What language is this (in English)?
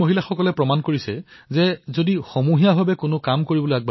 Assamese